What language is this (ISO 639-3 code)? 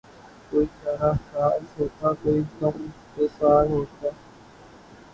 urd